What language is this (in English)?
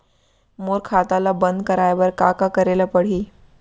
Chhattisgarhi